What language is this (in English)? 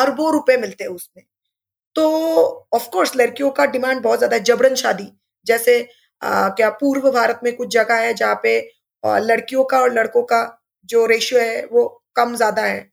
Hindi